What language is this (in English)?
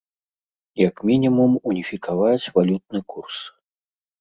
Belarusian